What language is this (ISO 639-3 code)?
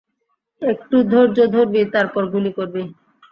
ben